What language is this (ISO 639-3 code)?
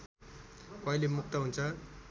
nep